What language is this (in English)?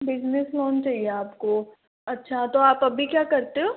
Hindi